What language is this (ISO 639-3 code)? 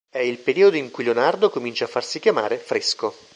ita